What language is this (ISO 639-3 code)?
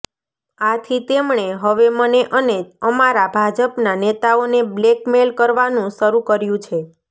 guj